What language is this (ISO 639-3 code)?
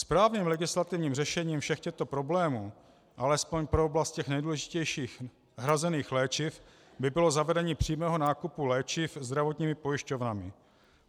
ces